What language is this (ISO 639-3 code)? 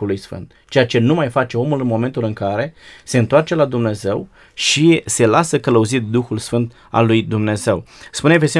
ron